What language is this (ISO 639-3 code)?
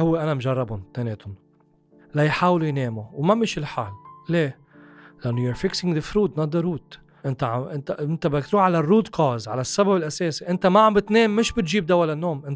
ara